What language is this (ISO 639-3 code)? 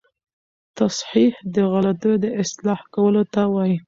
pus